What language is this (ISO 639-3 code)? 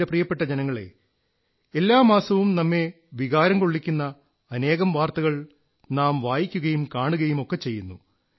mal